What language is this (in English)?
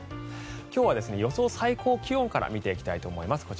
Japanese